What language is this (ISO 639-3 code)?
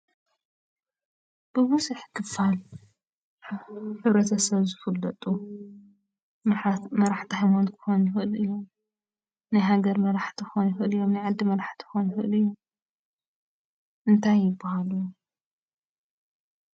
tir